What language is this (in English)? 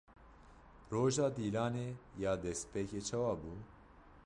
Kurdish